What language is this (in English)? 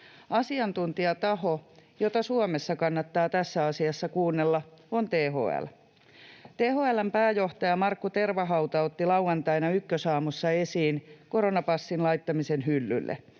Finnish